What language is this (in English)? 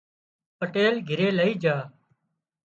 Wadiyara Koli